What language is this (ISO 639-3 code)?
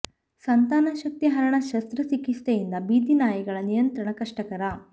kan